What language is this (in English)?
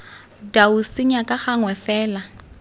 Tswana